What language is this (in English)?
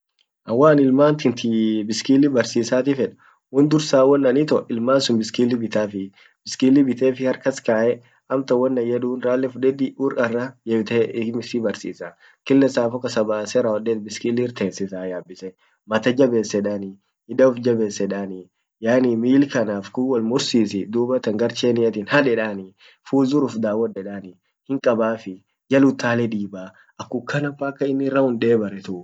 Orma